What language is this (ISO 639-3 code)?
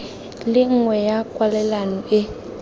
tsn